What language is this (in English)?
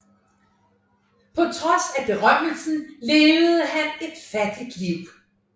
Danish